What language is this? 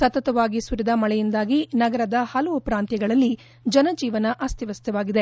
Kannada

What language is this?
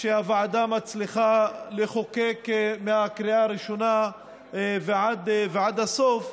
Hebrew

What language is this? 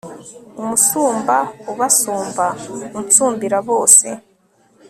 Kinyarwanda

